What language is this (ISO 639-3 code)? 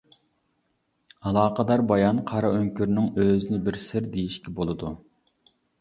uig